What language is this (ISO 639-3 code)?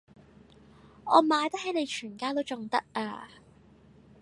yue